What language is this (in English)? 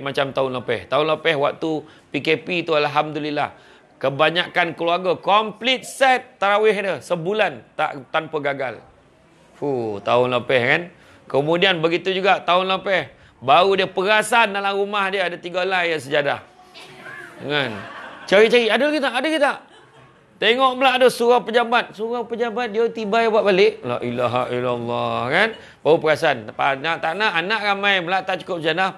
Malay